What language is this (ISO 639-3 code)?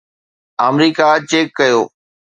snd